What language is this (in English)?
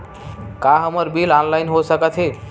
Chhattisgarhi